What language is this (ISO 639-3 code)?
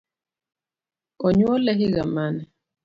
luo